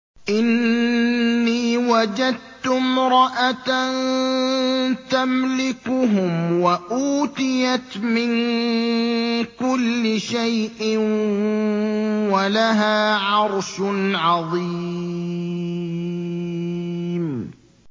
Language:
Arabic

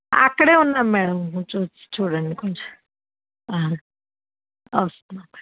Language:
Telugu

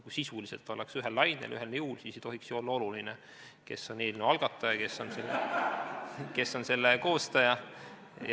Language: Estonian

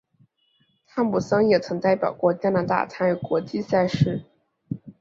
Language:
Chinese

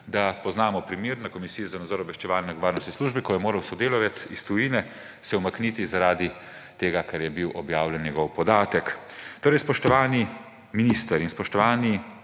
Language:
Slovenian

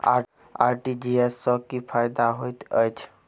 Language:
Maithili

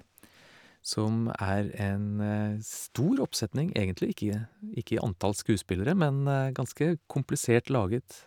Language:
Norwegian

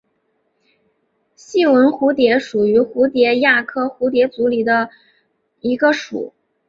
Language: Chinese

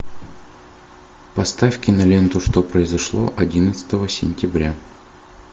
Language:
Russian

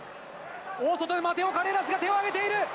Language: Japanese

